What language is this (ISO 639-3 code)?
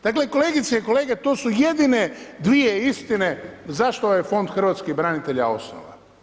hrv